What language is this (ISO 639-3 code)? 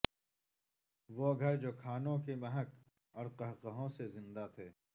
urd